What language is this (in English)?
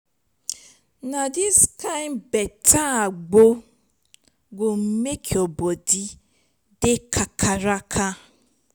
Nigerian Pidgin